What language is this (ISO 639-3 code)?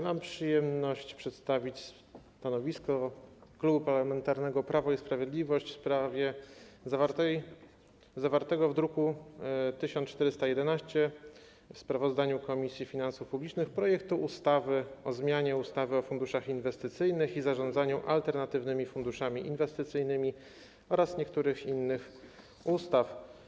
pol